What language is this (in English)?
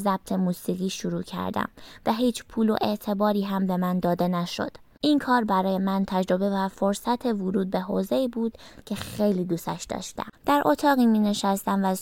Persian